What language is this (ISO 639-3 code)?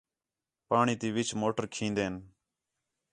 xhe